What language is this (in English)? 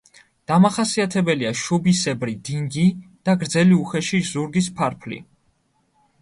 Georgian